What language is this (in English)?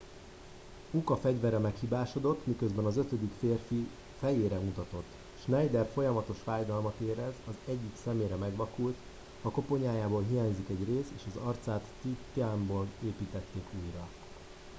Hungarian